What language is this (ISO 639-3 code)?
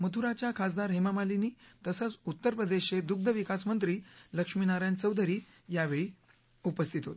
mar